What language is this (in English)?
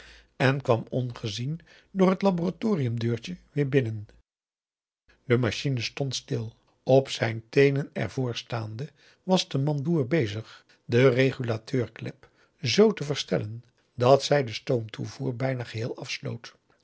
Dutch